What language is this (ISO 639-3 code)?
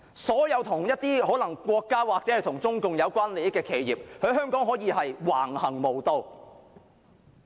yue